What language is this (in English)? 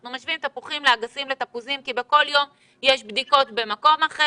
Hebrew